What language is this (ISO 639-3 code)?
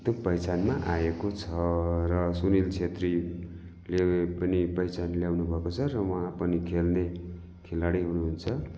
nep